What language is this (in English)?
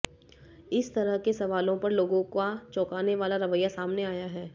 Hindi